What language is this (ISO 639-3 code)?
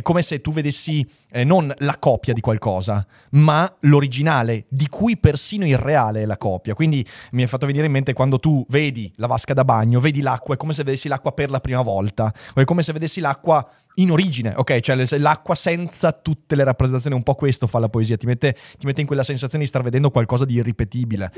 ita